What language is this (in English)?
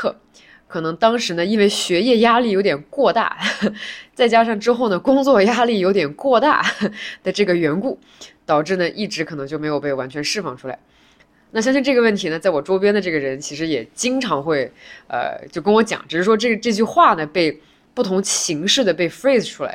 Chinese